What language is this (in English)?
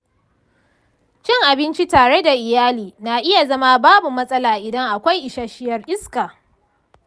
Hausa